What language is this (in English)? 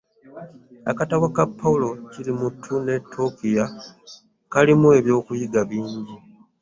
Ganda